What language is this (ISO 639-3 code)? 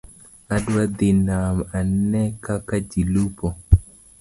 luo